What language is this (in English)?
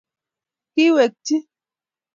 Kalenjin